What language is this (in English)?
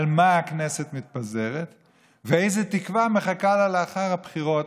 Hebrew